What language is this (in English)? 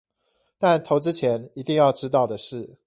Chinese